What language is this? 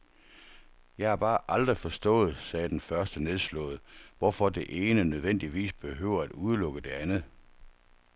Danish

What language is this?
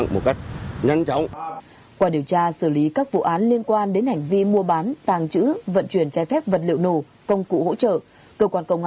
Vietnamese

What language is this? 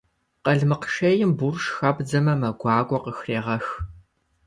Kabardian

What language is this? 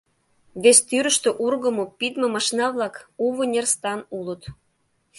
Mari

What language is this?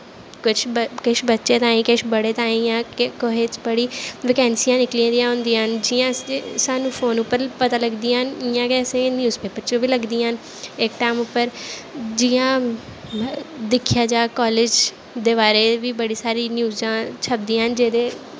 Dogri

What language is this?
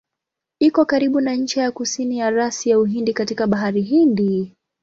Swahili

